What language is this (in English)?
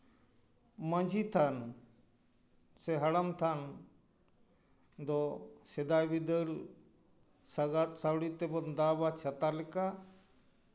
Santali